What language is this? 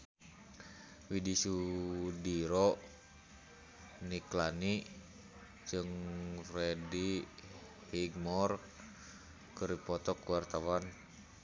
Sundanese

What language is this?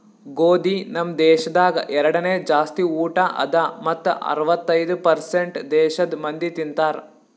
Kannada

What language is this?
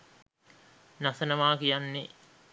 Sinhala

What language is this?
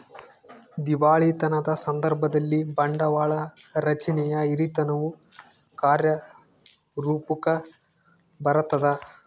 Kannada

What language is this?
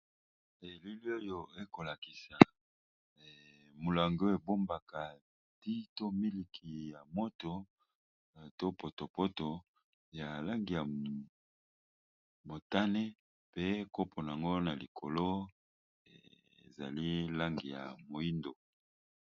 Lingala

